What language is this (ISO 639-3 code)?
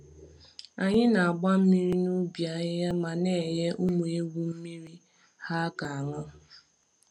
ibo